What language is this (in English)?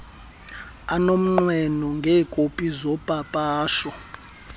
Xhosa